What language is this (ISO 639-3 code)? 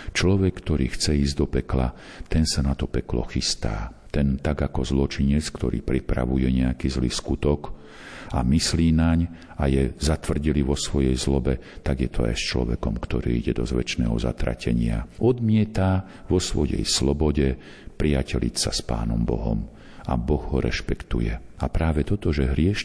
slk